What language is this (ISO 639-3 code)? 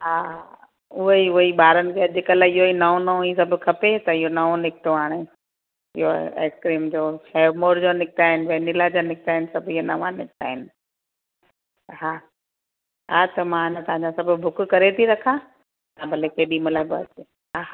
snd